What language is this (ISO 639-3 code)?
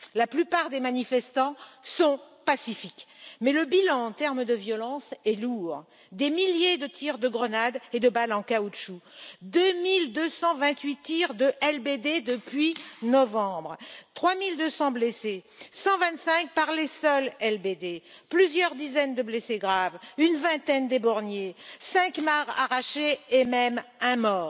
fra